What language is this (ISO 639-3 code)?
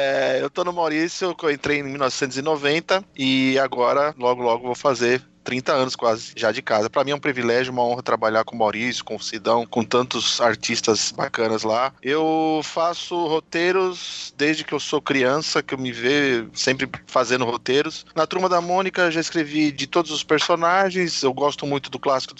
por